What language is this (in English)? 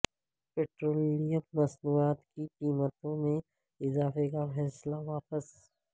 Urdu